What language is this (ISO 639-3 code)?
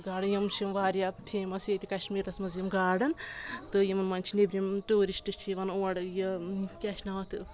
kas